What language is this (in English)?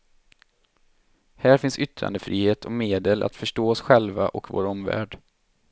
Swedish